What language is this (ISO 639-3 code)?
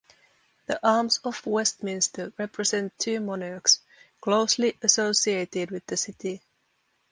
eng